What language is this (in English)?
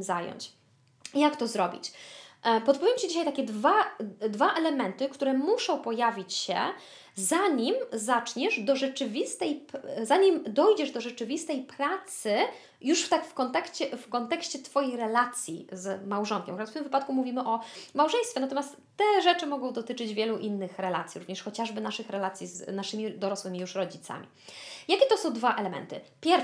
Polish